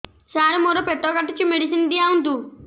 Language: Odia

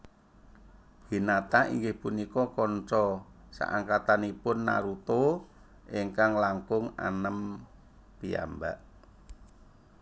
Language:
Javanese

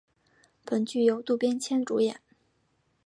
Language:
Chinese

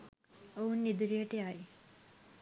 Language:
Sinhala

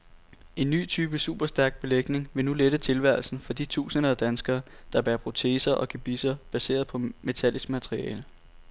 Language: Danish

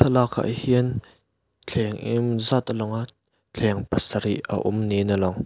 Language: Mizo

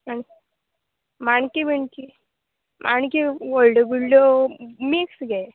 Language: Konkani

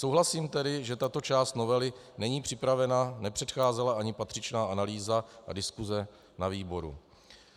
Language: Czech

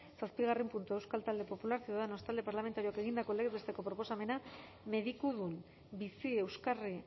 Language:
Basque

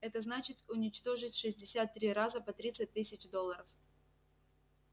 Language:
Russian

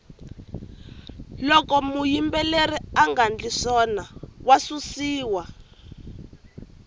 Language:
Tsonga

